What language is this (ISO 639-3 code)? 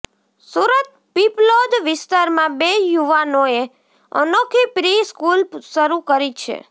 guj